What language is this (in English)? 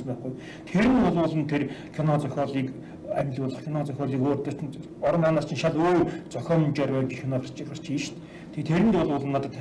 Korean